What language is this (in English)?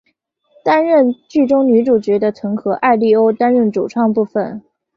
Chinese